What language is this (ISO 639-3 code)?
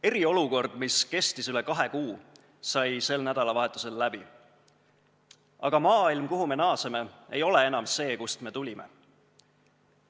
est